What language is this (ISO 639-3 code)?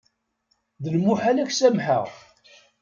kab